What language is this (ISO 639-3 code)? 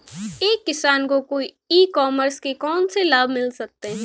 hin